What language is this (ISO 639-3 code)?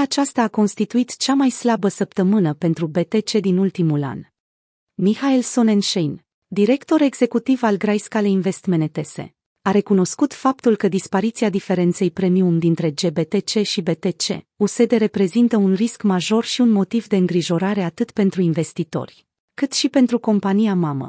ron